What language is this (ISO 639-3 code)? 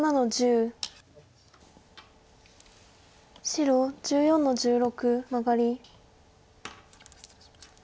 jpn